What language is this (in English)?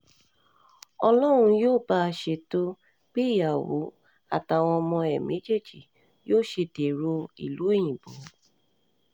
Yoruba